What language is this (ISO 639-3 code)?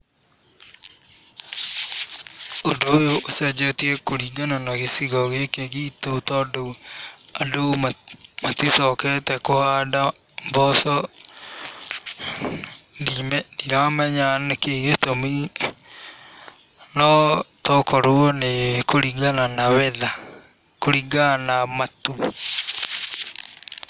kik